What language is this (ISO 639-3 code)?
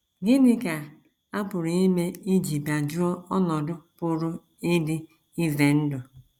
ibo